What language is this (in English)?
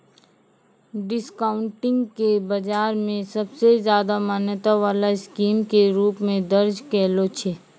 Maithili